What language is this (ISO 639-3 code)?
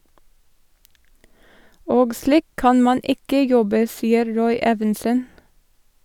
nor